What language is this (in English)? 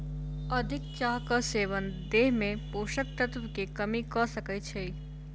Maithili